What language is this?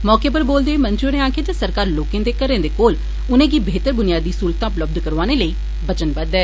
Dogri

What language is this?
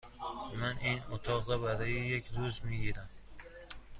Persian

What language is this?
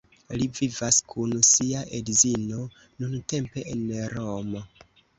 Esperanto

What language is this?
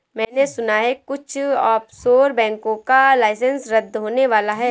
Hindi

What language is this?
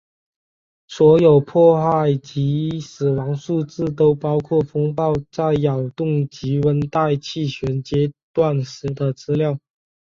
Chinese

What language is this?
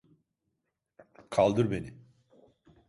Turkish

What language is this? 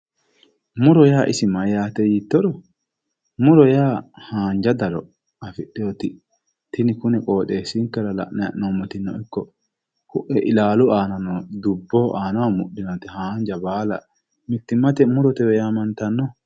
Sidamo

